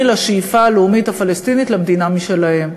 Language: Hebrew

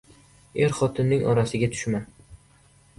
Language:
Uzbek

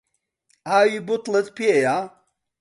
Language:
Central Kurdish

